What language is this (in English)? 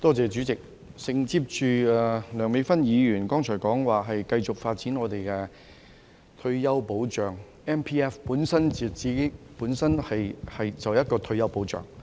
Cantonese